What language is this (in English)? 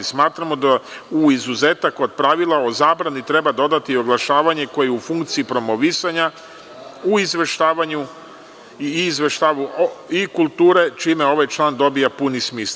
Serbian